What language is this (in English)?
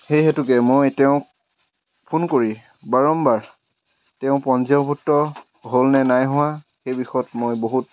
Assamese